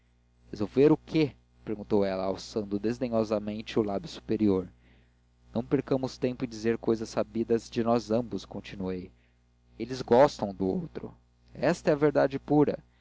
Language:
Portuguese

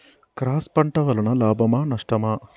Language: Telugu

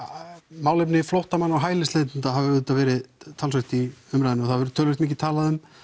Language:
Icelandic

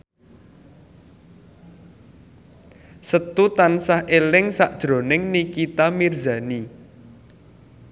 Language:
Javanese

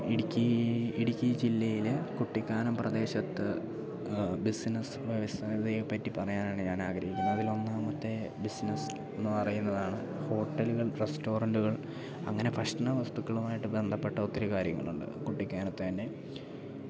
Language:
Malayalam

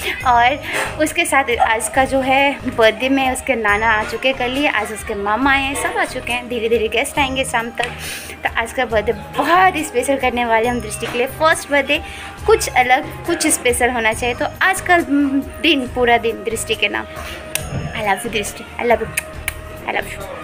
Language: Hindi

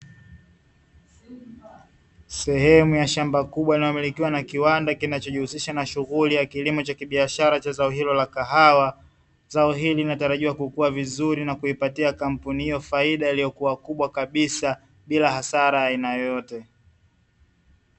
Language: Swahili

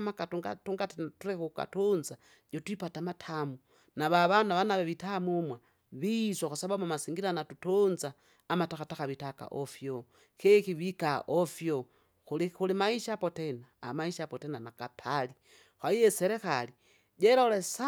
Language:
Kinga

